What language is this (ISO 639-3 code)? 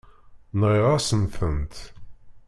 kab